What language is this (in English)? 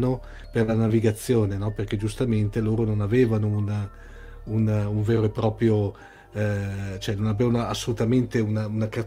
Italian